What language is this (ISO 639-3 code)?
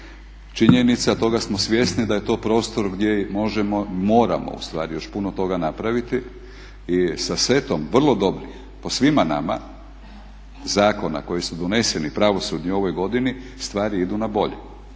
hrv